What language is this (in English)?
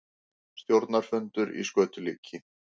Icelandic